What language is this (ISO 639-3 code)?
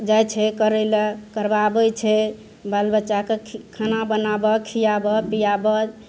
mai